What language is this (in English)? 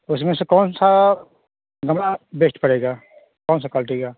Hindi